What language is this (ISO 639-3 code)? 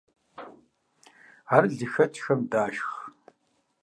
kbd